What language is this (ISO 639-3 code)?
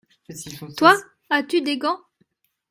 fra